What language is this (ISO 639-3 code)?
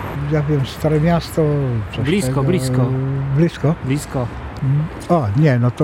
pol